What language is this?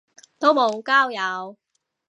Cantonese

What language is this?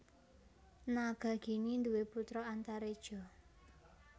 Javanese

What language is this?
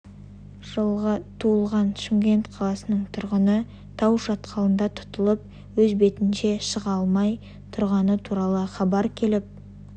Kazakh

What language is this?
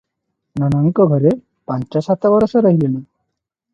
Odia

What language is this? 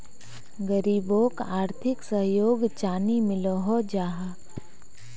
Magahi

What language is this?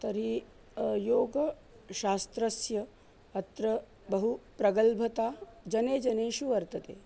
Sanskrit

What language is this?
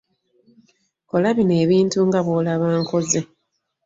Ganda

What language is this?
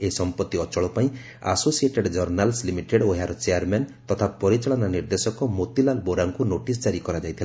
Odia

